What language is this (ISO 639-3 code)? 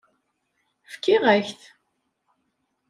kab